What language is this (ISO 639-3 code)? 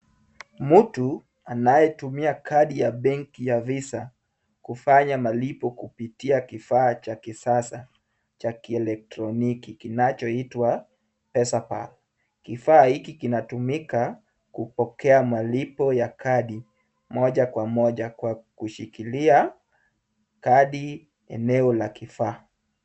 swa